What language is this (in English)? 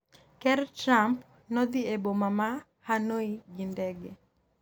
Luo (Kenya and Tanzania)